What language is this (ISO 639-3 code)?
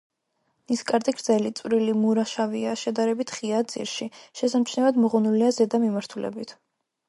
kat